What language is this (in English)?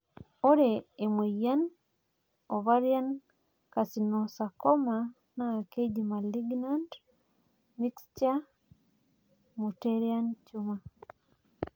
Masai